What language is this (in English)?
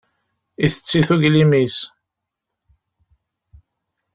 Kabyle